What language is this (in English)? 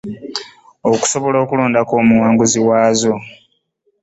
Ganda